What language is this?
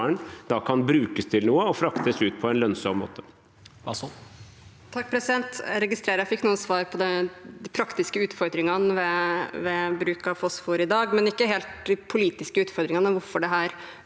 Norwegian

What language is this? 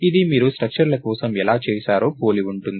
Telugu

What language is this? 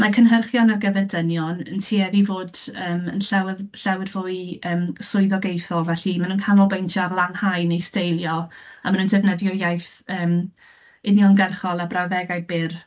Welsh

